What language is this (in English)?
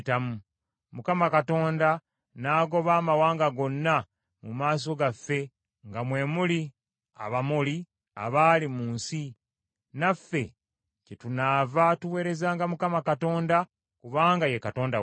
Ganda